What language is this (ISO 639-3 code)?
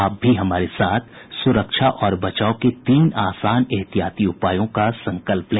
hin